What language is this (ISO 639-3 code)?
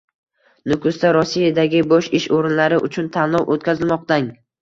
uzb